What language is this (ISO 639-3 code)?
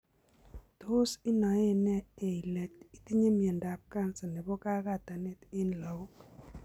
kln